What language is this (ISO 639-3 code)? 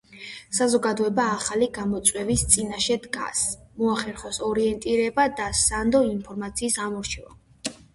kat